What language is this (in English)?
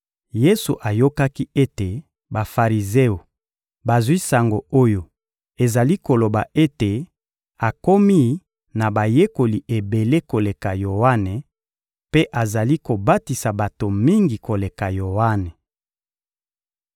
Lingala